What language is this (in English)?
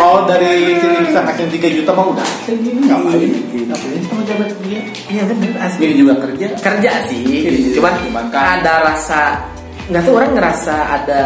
Indonesian